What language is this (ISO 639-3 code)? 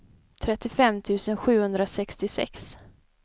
swe